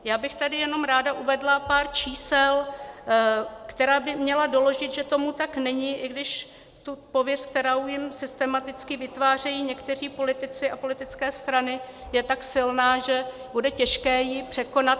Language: Czech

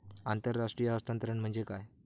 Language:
Marathi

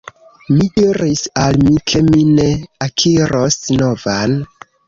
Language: Esperanto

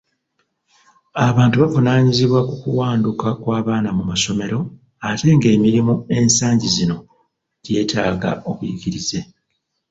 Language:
Ganda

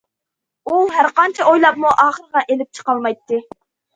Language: Uyghur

